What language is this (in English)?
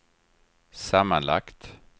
Swedish